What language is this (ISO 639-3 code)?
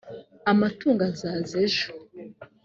kin